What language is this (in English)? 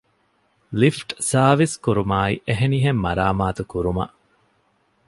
Divehi